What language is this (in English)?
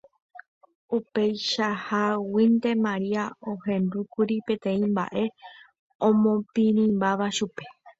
Guarani